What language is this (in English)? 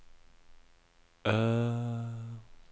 Norwegian